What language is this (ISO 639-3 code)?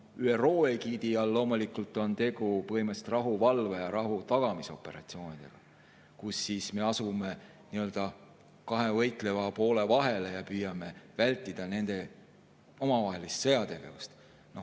est